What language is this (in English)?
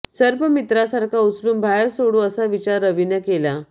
Marathi